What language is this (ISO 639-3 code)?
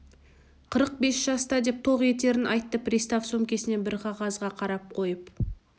kaz